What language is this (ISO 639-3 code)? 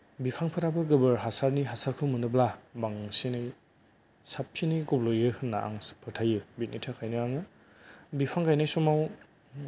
brx